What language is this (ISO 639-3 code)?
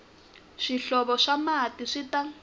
tso